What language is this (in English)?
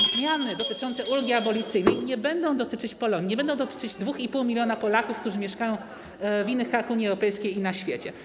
Polish